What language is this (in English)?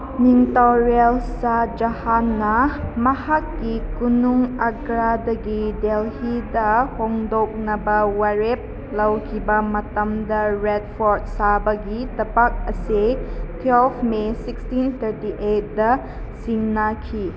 Manipuri